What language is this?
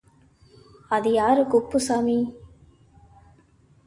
Tamil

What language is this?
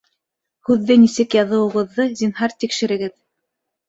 Bashkir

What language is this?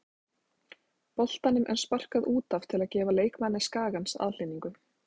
Icelandic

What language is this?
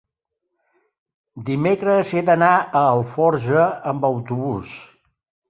Catalan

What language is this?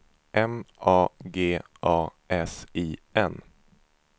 Swedish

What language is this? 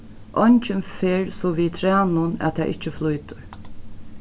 Faroese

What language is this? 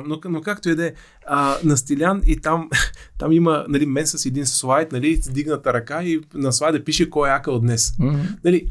Bulgarian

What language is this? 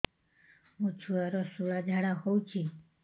Odia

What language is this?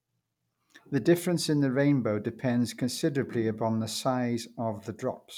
English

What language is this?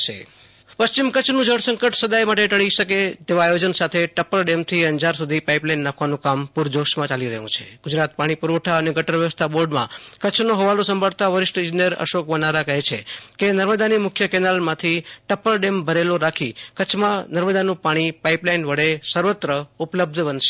Gujarati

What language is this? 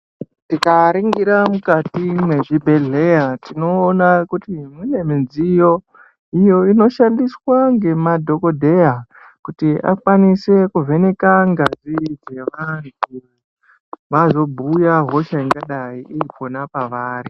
Ndau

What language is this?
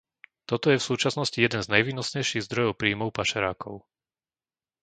Slovak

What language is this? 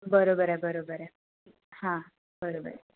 Marathi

